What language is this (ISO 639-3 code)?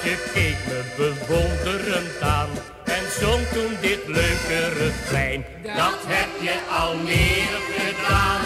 nld